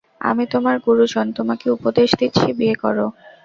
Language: Bangla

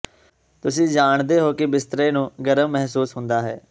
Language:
Punjabi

